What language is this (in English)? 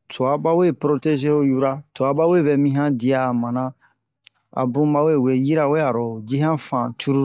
Bomu